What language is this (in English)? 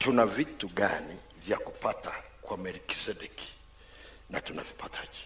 Swahili